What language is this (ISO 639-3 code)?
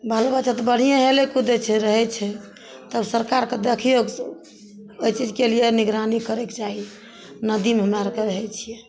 mai